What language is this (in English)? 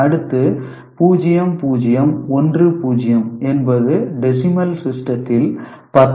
Tamil